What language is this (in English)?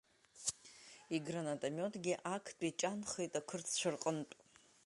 Abkhazian